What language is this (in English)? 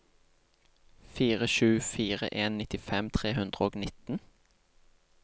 Norwegian